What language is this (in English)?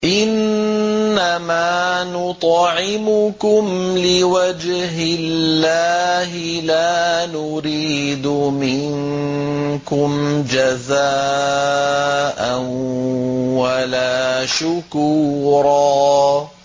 Arabic